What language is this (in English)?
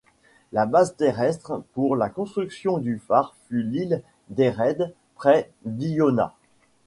French